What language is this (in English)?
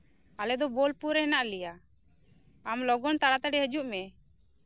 Santali